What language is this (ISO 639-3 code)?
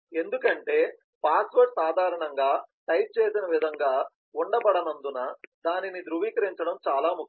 tel